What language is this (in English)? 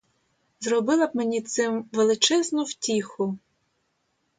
Ukrainian